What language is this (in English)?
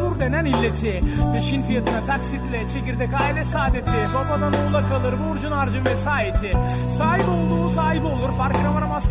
Turkish